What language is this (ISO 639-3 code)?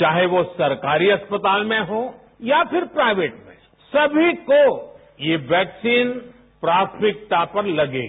hin